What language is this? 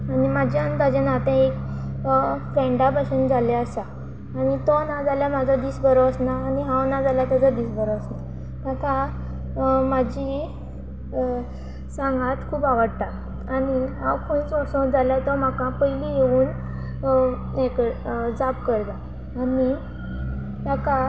Konkani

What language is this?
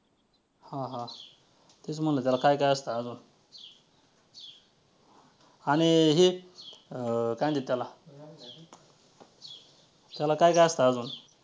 Marathi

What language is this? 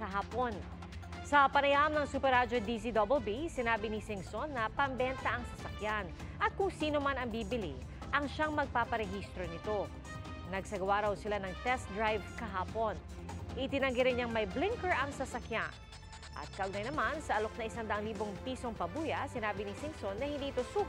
Filipino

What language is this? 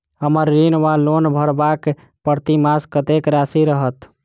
Maithili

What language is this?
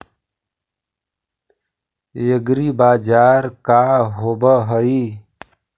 Magahi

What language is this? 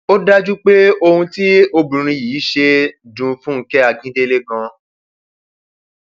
Yoruba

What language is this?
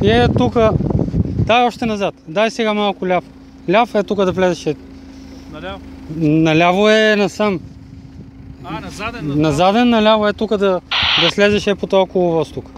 Dutch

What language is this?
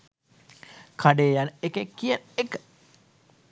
Sinhala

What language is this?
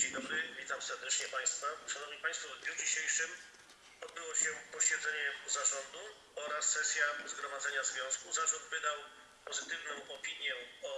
Polish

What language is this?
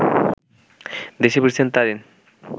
Bangla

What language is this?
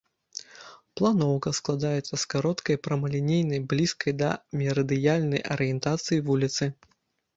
Belarusian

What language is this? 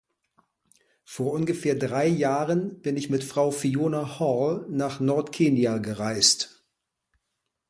German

